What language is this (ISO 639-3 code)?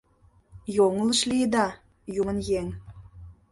chm